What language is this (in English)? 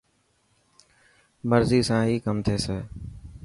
Dhatki